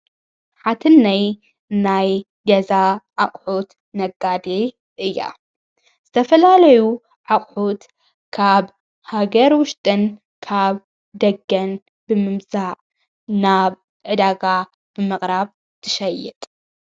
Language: Tigrinya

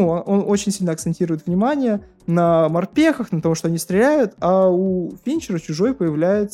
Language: Russian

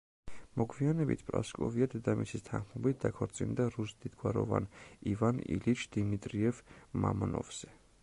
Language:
Georgian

